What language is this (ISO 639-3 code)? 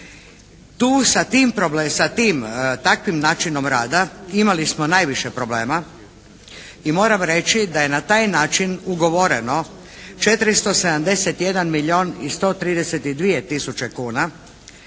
hrv